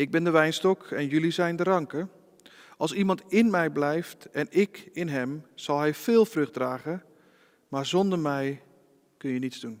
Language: Dutch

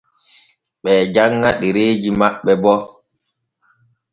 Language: Borgu Fulfulde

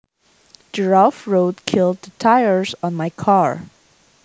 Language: Javanese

